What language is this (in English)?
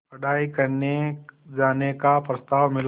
Hindi